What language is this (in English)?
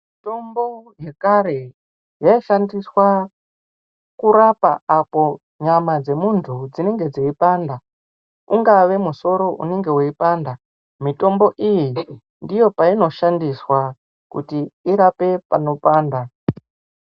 Ndau